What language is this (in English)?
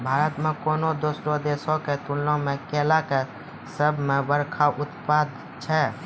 Maithili